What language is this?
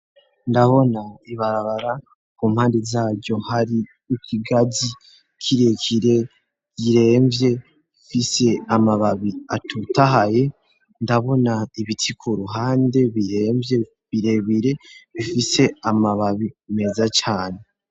Rundi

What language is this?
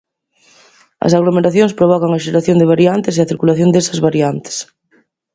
Galician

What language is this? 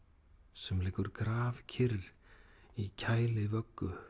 Icelandic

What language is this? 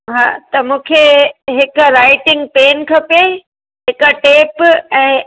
Sindhi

